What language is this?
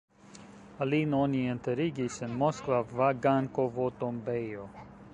Esperanto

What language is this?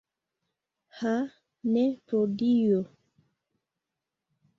Esperanto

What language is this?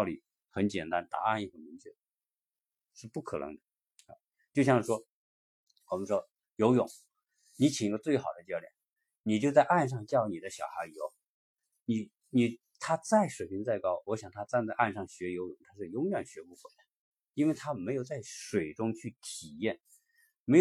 Chinese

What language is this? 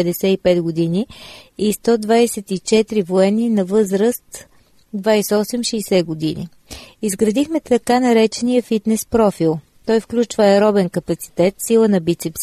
Bulgarian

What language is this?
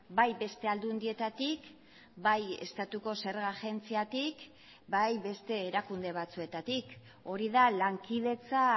Basque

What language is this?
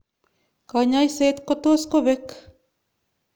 Kalenjin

